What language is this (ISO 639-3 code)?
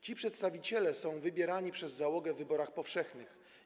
pol